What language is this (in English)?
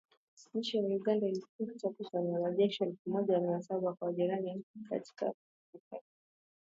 Swahili